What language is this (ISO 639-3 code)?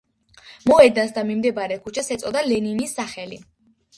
kat